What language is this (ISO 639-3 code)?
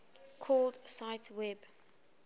eng